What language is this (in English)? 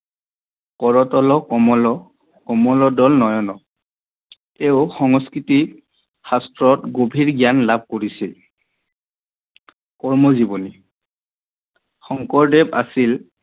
Assamese